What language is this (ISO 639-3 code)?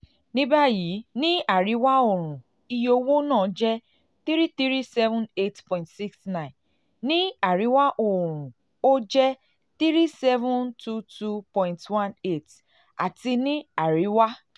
yor